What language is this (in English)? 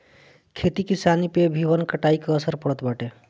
Bhojpuri